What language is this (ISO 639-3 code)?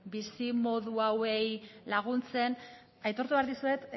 eus